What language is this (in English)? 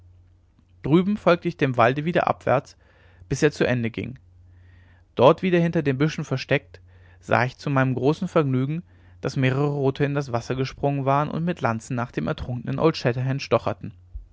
German